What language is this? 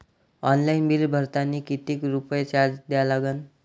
Marathi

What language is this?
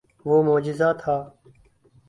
Urdu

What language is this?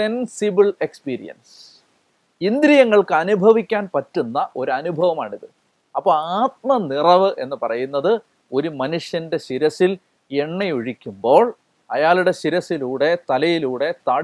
Malayalam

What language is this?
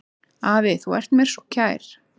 Icelandic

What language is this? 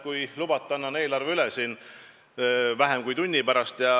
Estonian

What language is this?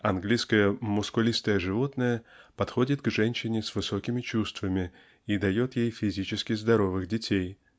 Russian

